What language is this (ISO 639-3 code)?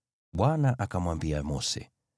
swa